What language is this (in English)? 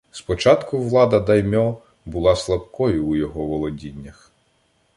Ukrainian